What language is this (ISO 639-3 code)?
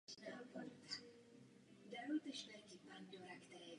ces